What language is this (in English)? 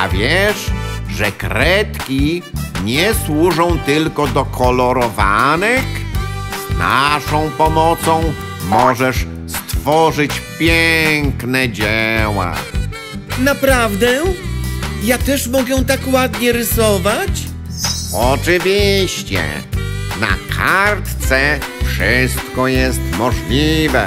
Polish